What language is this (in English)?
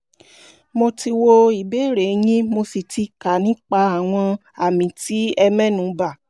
Yoruba